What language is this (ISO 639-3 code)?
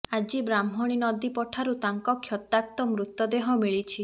ori